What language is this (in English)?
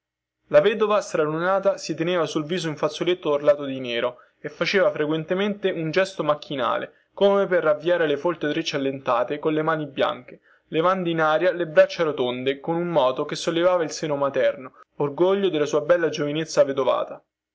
Italian